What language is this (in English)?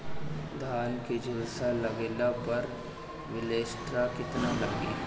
Bhojpuri